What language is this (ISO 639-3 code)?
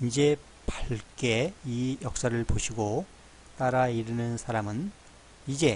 kor